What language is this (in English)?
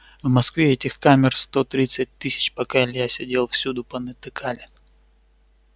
Russian